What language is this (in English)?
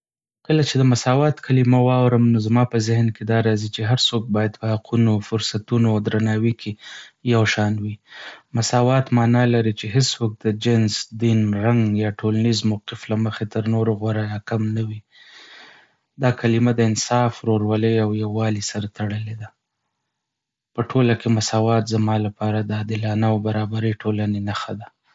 Pashto